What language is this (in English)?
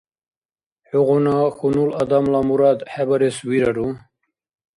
Dargwa